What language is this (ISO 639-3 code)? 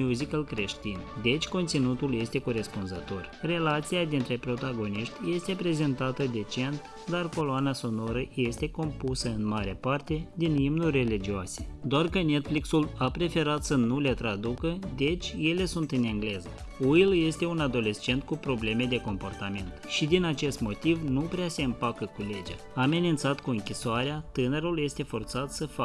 ron